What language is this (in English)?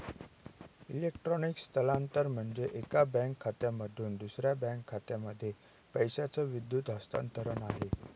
Marathi